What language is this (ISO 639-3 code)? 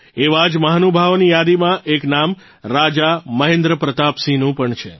guj